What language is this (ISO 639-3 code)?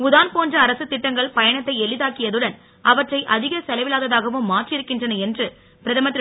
tam